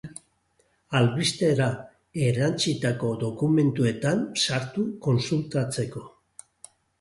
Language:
Basque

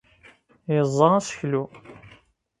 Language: Kabyle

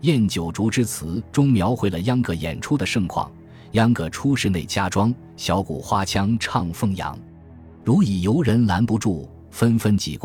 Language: Chinese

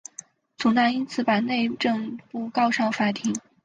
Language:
Chinese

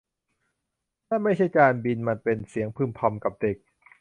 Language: Thai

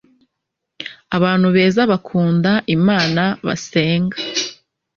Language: Kinyarwanda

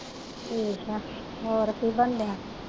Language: Punjabi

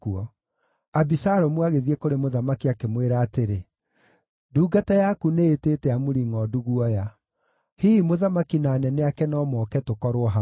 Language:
Kikuyu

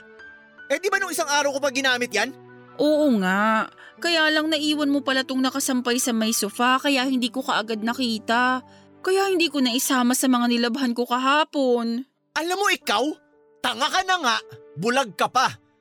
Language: Filipino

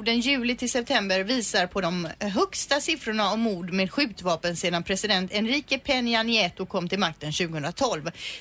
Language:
Swedish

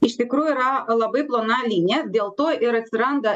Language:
Lithuanian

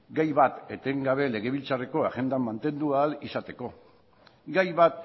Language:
Basque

